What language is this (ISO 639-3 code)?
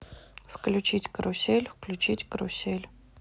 rus